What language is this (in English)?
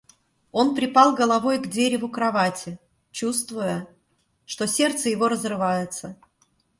Russian